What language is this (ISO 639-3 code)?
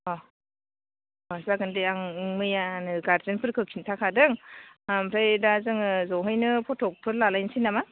brx